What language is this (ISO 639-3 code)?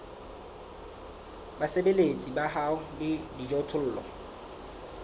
sot